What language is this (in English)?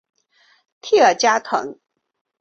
Chinese